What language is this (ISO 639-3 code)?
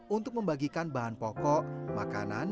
ind